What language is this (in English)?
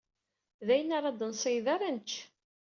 Kabyle